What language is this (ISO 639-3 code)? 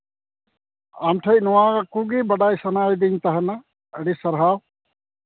sat